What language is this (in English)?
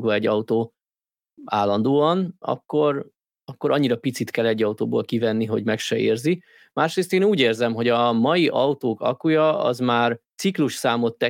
Hungarian